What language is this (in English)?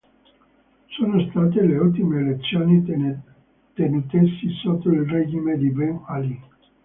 Italian